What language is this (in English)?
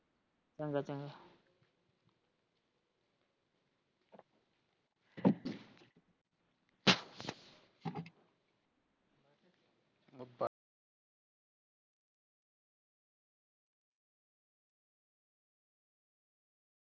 Punjabi